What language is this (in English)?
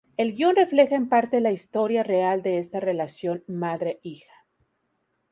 Spanish